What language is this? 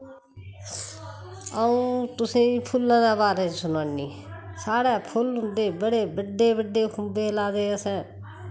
Dogri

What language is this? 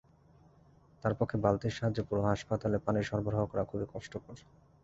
Bangla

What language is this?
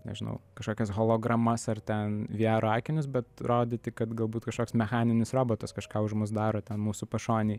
Lithuanian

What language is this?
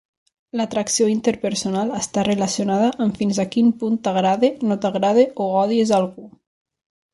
Catalan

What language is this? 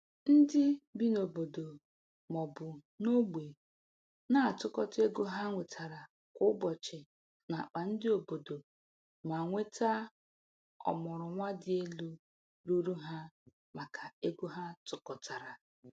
Igbo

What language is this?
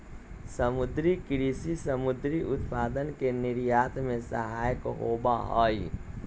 Magahi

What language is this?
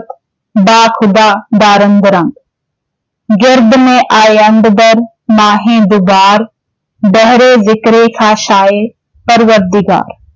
Punjabi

